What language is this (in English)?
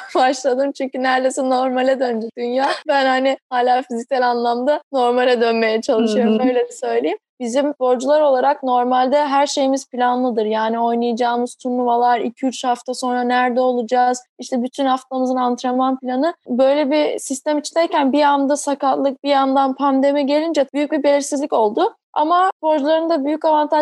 Turkish